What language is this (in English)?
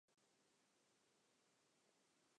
Central Kurdish